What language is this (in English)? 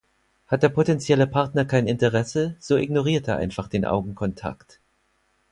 German